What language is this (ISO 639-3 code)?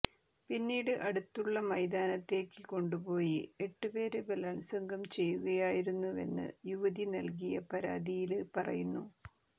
mal